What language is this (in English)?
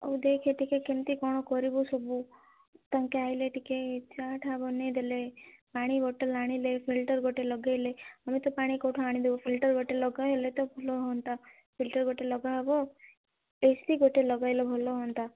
Odia